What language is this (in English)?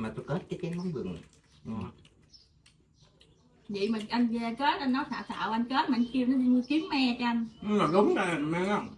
Vietnamese